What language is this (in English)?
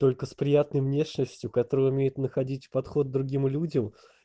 Russian